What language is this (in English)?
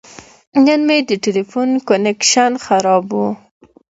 Pashto